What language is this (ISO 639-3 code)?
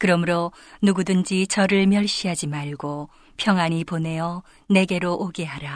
kor